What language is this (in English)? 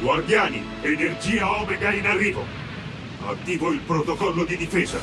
Italian